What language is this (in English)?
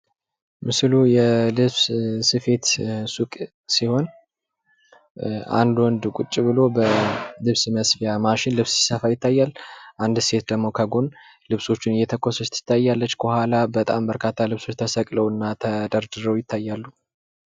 Amharic